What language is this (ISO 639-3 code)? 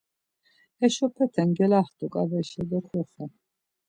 lzz